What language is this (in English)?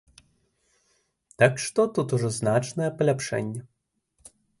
Belarusian